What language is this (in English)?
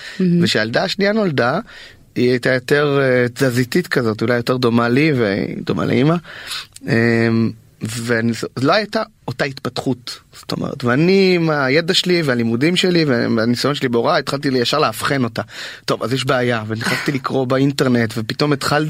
Hebrew